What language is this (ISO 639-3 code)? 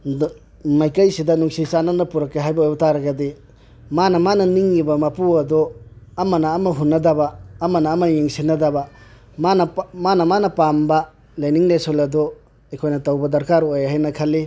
mni